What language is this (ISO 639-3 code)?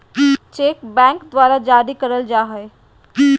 mag